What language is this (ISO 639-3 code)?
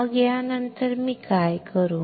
mar